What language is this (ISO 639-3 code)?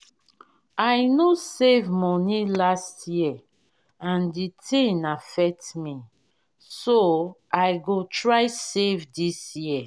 pcm